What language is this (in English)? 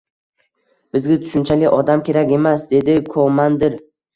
Uzbek